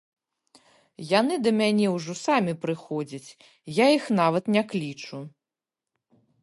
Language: Belarusian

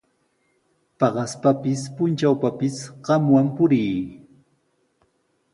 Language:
Sihuas Ancash Quechua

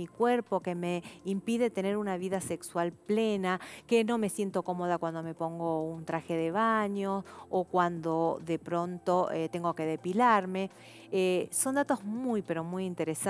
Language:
Spanish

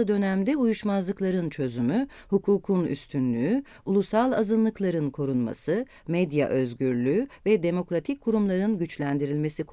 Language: Turkish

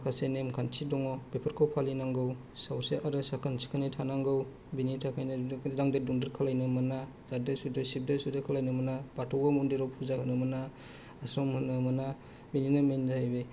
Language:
Bodo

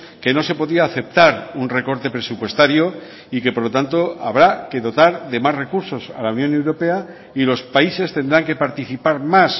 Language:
Spanish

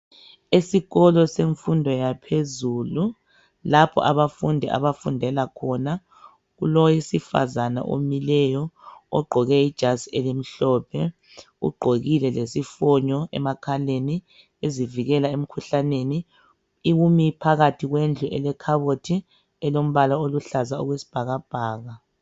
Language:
North Ndebele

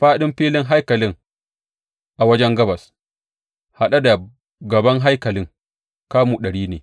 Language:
Hausa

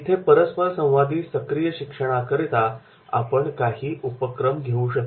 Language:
Marathi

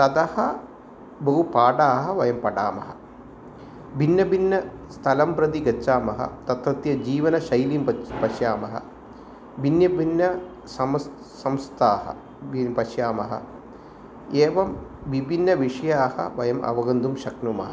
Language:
Sanskrit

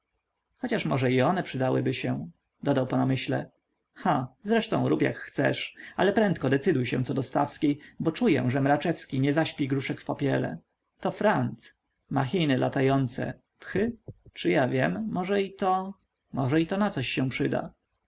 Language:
Polish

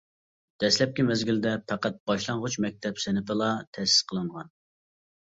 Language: Uyghur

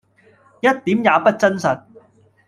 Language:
Cantonese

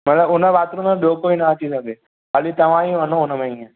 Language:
Sindhi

